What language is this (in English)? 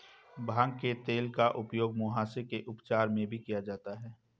Hindi